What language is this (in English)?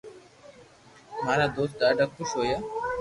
Loarki